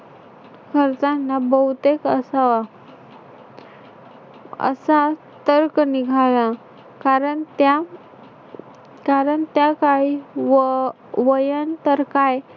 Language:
Marathi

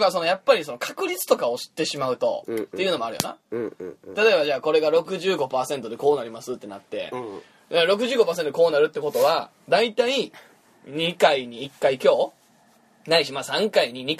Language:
Japanese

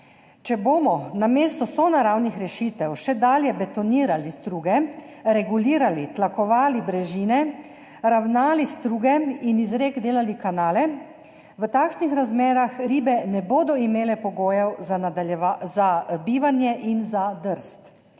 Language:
Slovenian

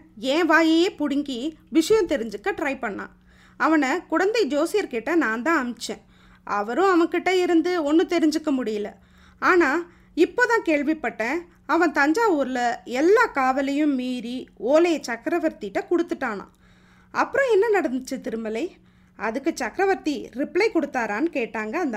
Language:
Tamil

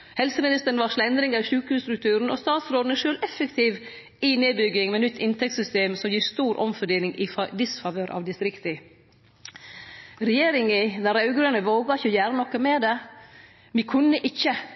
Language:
Norwegian Nynorsk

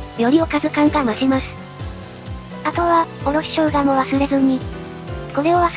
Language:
Japanese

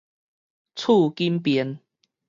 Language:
Min Nan Chinese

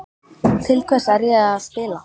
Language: Icelandic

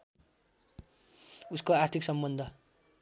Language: Nepali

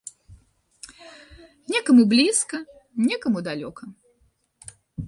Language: Belarusian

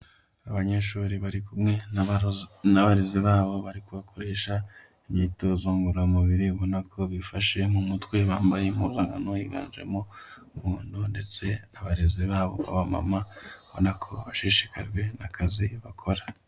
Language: Kinyarwanda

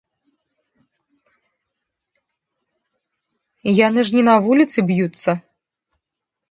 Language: Belarusian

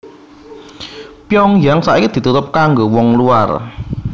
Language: Javanese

